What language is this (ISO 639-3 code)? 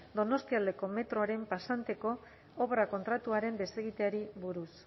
eus